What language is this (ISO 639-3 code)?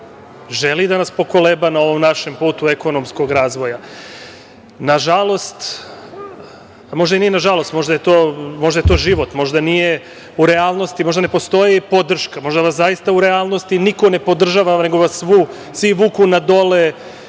srp